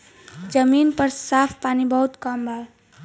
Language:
Bhojpuri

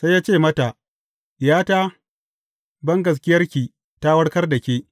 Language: Hausa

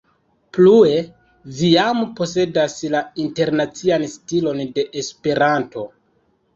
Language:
Esperanto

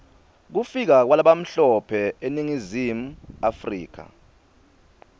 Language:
Swati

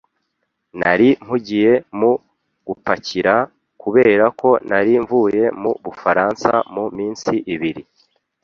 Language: Kinyarwanda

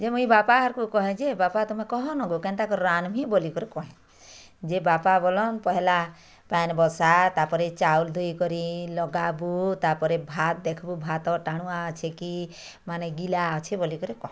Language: Odia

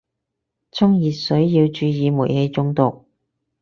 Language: Cantonese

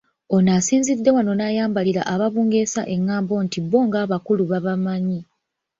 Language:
Ganda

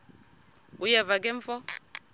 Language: Xhosa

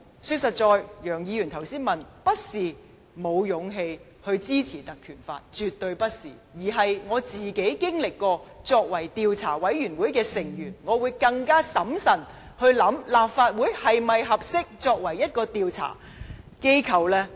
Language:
Cantonese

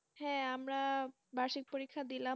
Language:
Bangla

